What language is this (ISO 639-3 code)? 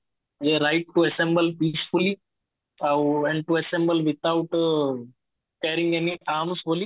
ori